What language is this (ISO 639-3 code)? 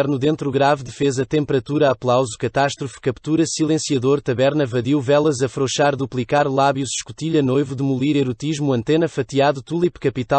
por